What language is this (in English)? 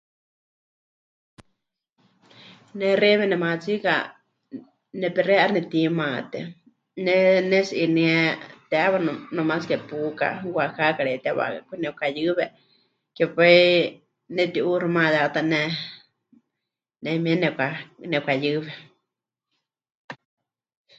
Huichol